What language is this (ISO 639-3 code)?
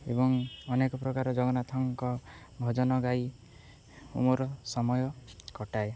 ori